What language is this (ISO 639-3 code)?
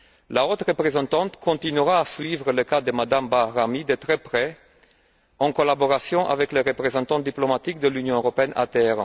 fra